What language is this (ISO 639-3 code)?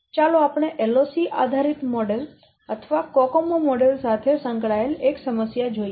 guj